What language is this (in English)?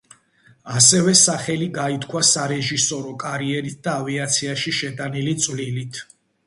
Georgian